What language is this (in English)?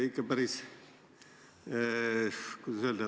Estonian